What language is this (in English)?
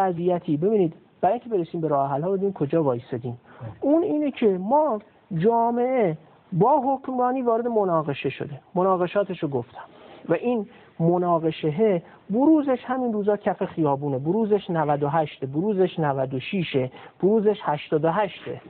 Persian